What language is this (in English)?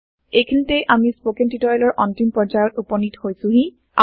Assamese